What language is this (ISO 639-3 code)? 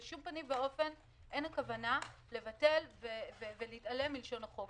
heb